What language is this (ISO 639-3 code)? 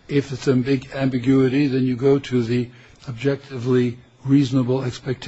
eng